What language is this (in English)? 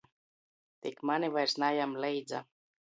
Latgalian